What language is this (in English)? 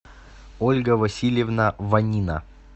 Russian